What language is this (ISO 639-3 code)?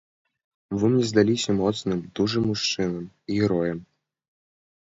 bel